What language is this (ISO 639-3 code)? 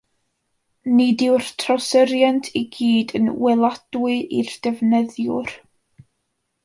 cym